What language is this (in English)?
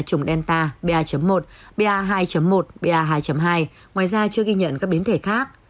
Vietnamese